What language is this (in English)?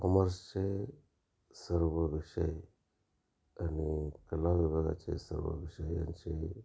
Marathi